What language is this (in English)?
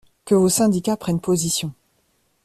French